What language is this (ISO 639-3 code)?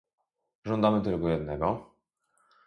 pol